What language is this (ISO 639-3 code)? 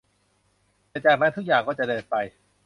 tha